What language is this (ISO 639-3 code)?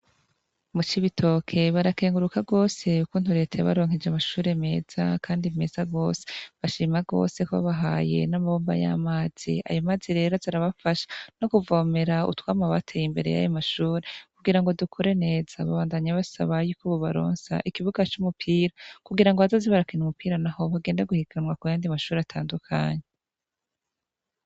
run